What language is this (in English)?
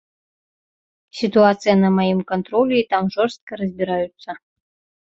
Belarusian